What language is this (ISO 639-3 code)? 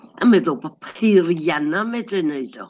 cym